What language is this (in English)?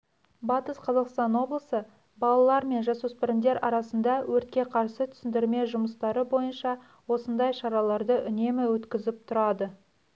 Kazakh